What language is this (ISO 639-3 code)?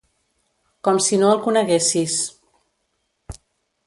cat